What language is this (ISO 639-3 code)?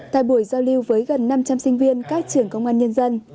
vie